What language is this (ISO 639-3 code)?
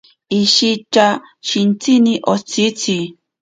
prq